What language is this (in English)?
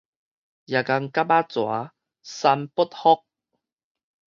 Min Nan Chinese